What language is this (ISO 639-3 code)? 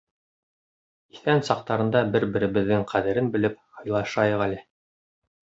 bak